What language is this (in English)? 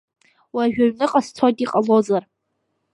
Abkhazian